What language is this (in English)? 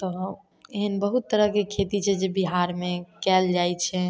Maithili